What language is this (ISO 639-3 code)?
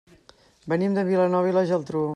cat